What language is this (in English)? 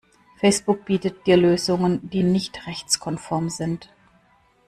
German